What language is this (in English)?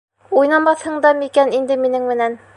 Bashkir